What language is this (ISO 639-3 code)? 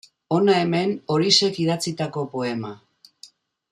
eus